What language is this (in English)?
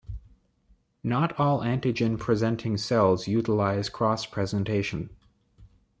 English